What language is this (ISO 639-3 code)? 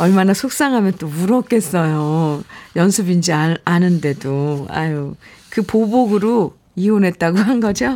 kor